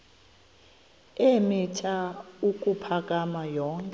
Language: Xhosa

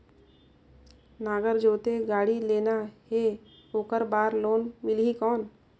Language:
Chhattisgarhi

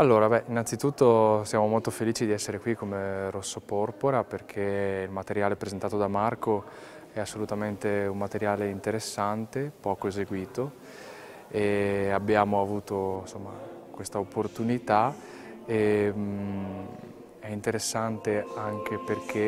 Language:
Italian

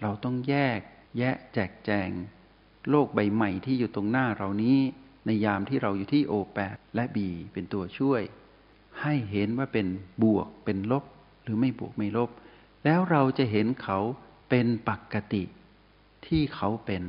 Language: Thai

